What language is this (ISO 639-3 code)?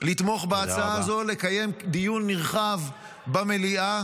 heb